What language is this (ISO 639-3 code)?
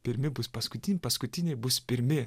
lit